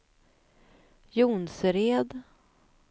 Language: Swedish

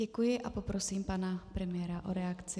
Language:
Czech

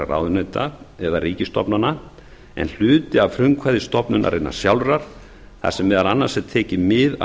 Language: Icelandic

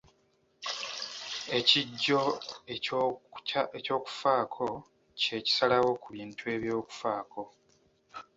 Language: Ganda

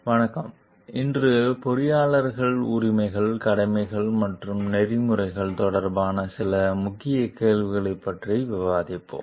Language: Tamil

